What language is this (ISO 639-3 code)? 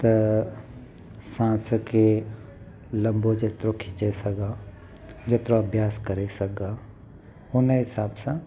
snd